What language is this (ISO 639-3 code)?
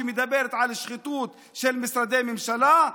heb